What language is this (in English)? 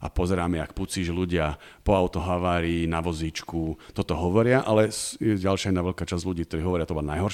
Slovak